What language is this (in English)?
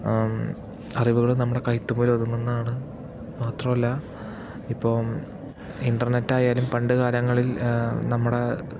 Malayalam